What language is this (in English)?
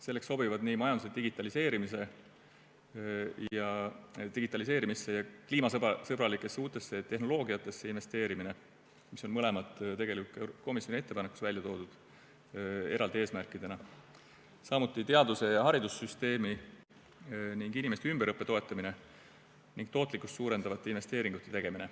Estonian